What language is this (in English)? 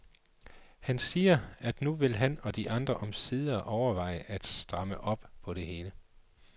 Danish